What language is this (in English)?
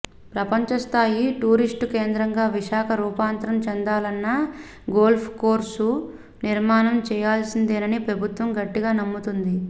Telugu